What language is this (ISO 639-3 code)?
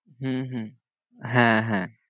ben